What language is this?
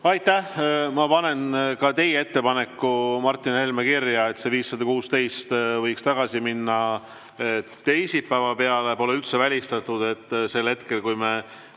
Estonian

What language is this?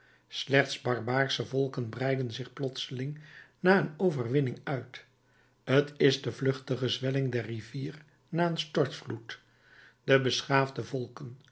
Dutch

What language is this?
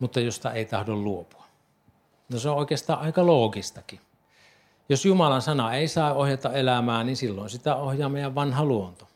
Finnish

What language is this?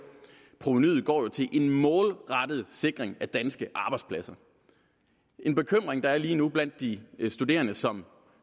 Danish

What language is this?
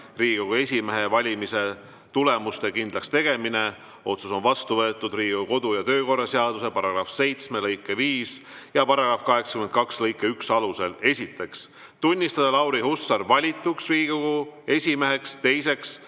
Estonian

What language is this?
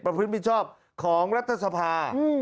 Thai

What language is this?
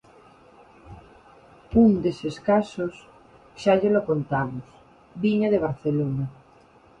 Galician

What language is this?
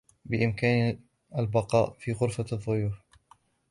Arabic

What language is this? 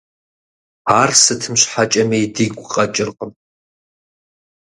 Kabardian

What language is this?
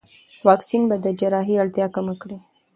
Pashto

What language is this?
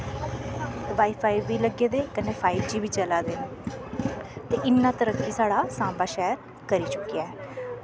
Dogri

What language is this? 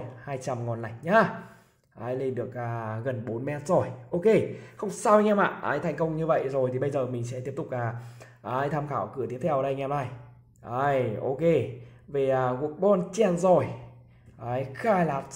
Vietnamese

